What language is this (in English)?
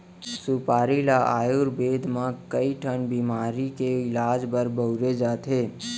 Chhattisgarhi